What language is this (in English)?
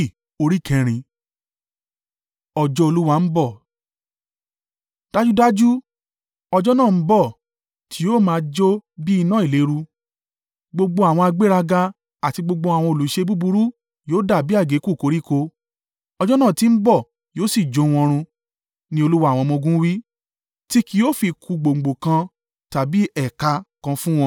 Yoruba